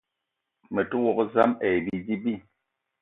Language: Eton (Cameroon)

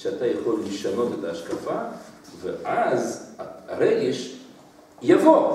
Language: Hebrew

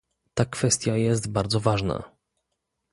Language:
Polish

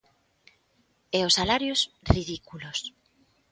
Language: Galician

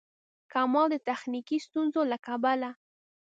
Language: Pashto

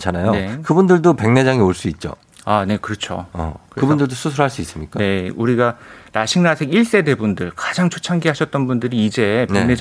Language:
Korean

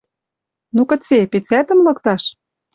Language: Western Mari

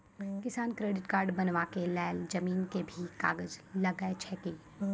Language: Maithili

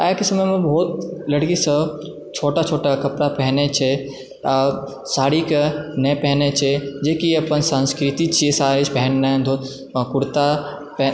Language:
Maithili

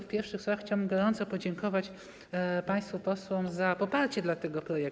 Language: Polish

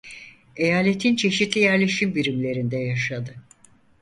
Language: Turkish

